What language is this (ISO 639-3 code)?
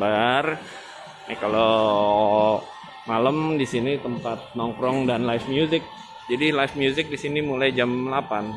ind